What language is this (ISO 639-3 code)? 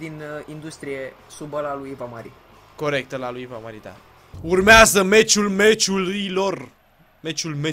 ron